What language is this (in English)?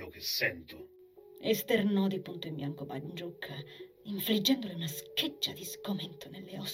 Italian